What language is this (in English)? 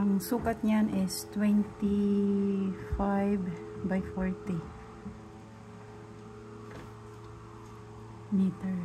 Filipino